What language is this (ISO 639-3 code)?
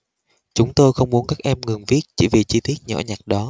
vie